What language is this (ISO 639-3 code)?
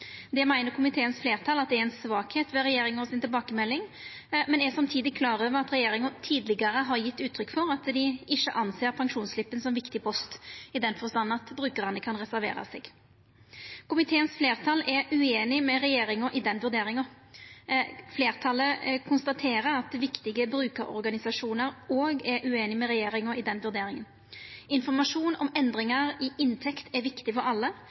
nno